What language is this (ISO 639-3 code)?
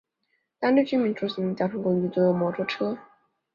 zho